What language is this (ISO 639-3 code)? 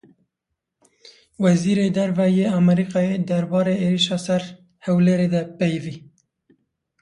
kur